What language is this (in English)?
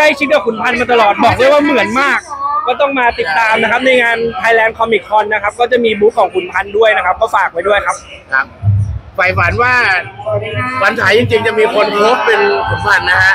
Thai